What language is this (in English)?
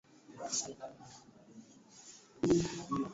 Swahili